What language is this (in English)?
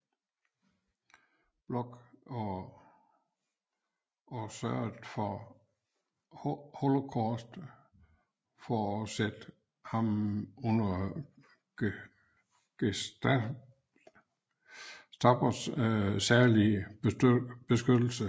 Danish